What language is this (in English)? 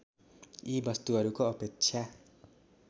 Nepali